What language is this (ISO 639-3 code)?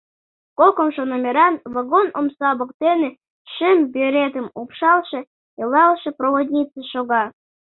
chm